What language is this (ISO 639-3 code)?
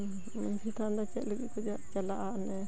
sat